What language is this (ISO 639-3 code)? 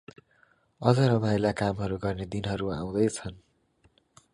nep